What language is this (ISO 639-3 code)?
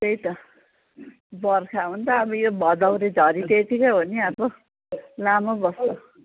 nep